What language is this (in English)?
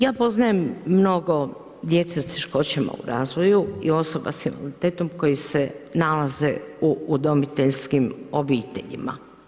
Croatian